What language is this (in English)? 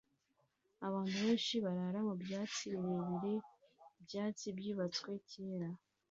Kinyarwanda